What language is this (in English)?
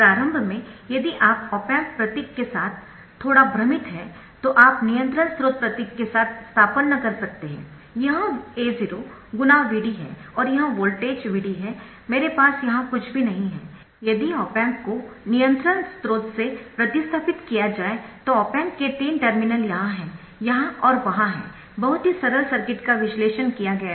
Hindi